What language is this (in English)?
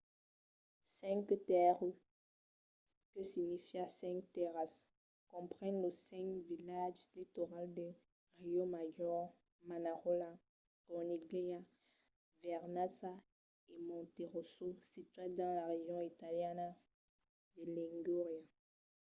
Occitan